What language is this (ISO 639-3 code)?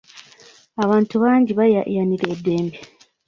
lug